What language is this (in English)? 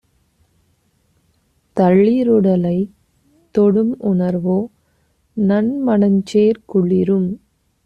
Tamil